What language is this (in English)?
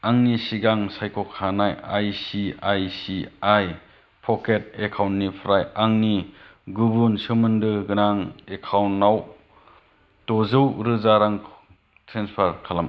Bodo